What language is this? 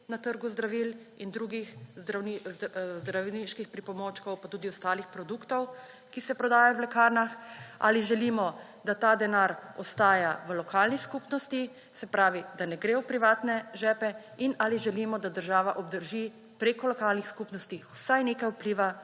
Slovenian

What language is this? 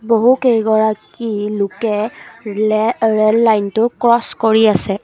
Assamese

